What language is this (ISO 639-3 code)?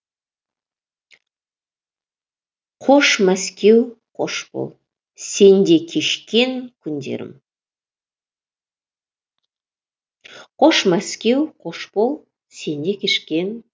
kaz